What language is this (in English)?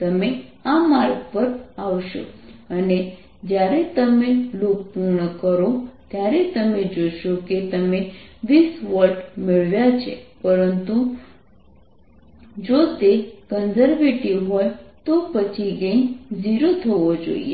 Gujarati